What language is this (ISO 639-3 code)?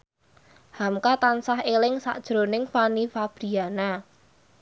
jav